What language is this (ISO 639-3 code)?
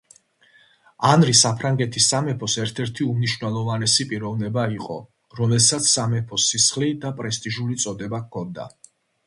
kat